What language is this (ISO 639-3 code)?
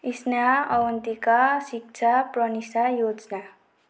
nep